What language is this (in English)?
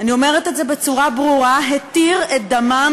Hebrew